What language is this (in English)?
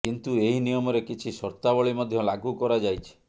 Odia